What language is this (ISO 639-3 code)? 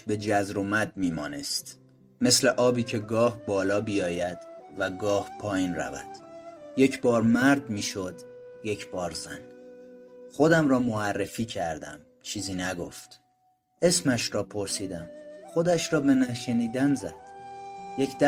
fas